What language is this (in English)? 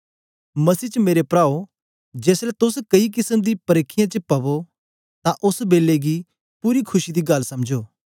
Dogri